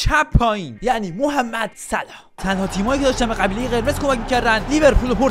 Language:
Persian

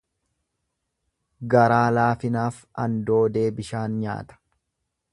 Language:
Oromo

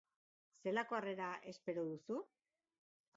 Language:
Basque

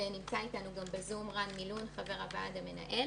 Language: Hebrew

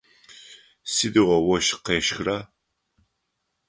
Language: Adyghe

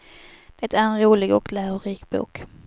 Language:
Swedish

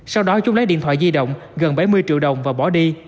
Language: Vietnamese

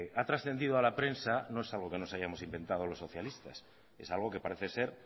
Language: Spanish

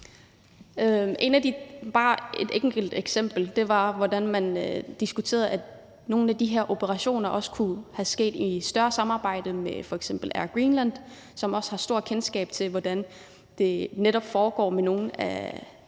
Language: Danish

